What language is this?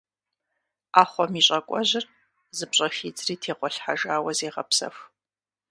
Kabardian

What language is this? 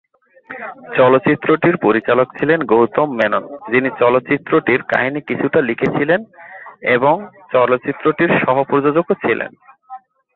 Bangla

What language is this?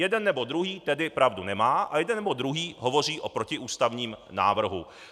Czech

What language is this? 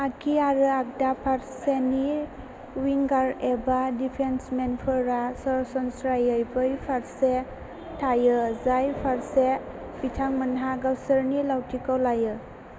Bodo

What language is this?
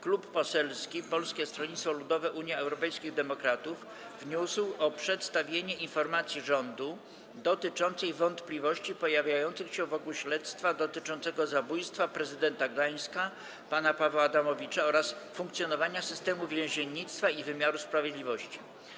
Polish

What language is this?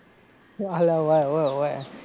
Gujarati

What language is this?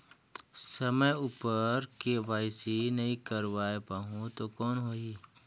Chhattisgarhi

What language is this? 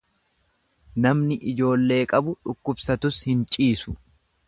Oromo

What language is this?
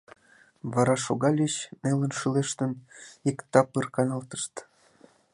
Mari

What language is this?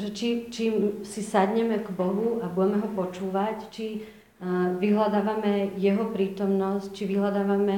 Slovak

